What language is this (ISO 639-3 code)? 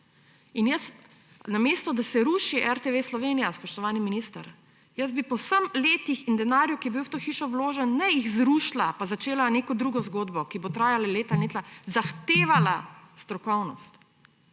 slv